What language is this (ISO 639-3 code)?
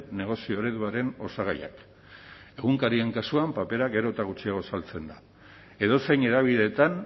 eus